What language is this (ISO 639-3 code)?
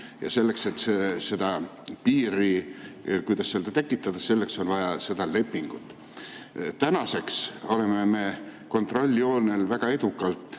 est